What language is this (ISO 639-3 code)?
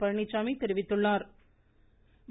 tam